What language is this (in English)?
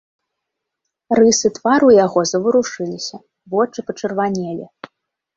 Belarusian